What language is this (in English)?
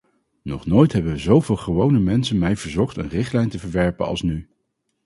Dutch